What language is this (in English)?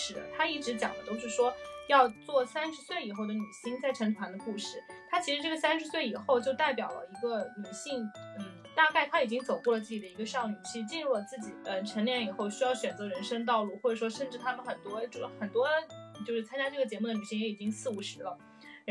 Chinese